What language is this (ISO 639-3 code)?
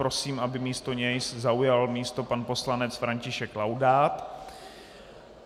ces